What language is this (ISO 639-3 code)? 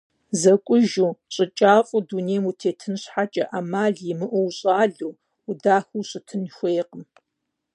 kbd